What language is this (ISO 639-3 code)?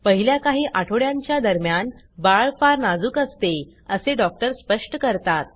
mar